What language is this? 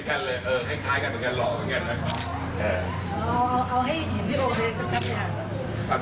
Thai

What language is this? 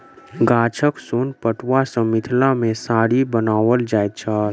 Maithili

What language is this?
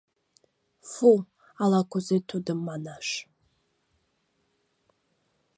Mari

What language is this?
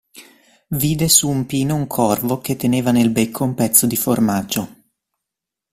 Italian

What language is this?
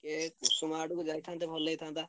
Odia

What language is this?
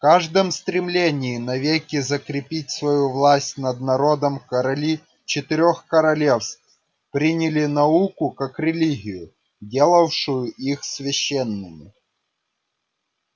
Russian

